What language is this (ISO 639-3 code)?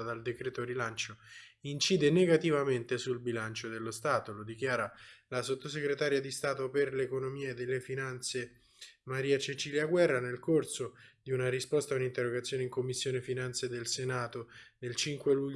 ita